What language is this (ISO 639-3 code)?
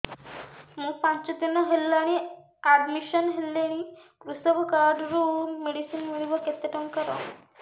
ori